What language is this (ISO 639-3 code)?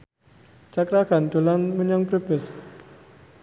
jav